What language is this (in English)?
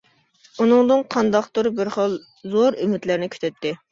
Uyghur